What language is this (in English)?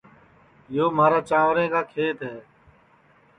Sansi